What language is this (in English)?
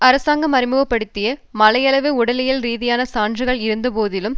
Tamil